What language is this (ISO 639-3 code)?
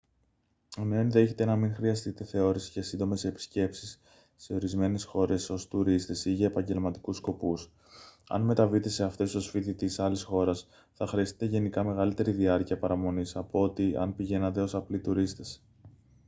ell